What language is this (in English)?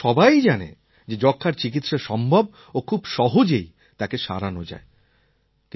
Bangla